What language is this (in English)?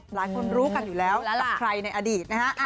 Thai